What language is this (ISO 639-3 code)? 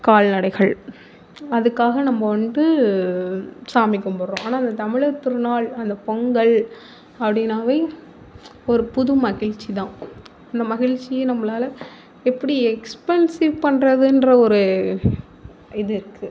tam